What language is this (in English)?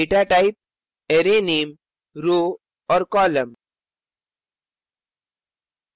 Hindi